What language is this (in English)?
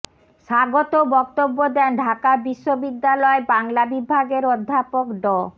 Bangla